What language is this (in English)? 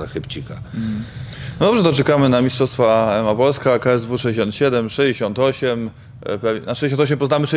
Polish